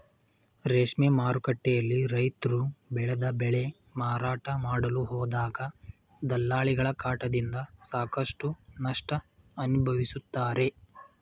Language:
Kannada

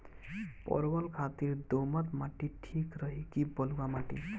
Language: Bhojpuri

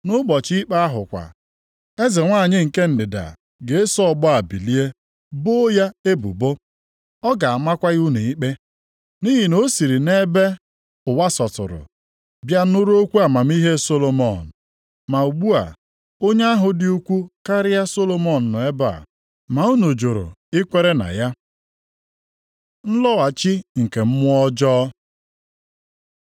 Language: Igbo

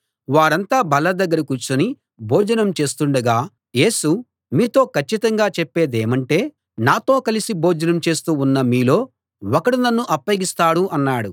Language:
Telugu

